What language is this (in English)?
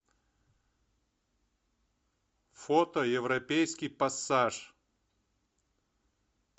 Russian